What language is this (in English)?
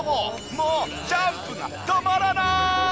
Japanese